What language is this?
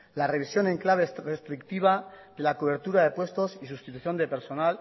Spanish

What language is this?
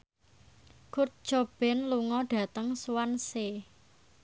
Javanese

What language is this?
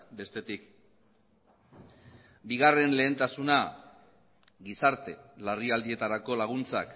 Basque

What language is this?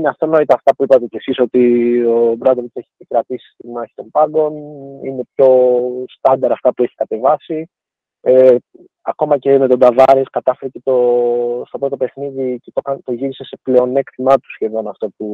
Greek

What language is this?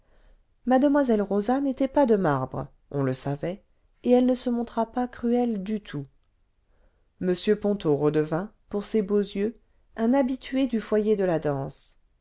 French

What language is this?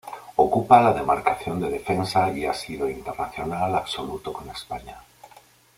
Spanish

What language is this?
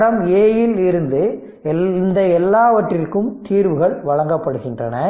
Tamil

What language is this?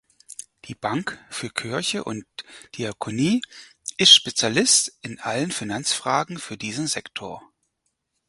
German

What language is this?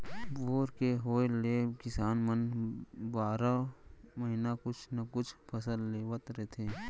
Chhattisgarhi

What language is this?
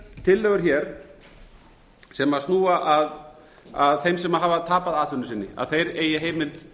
Icelandic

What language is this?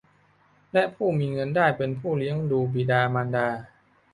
Thai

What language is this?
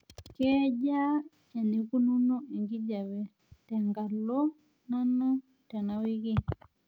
Masai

